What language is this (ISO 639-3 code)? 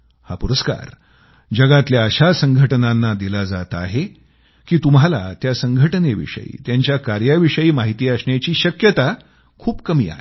mar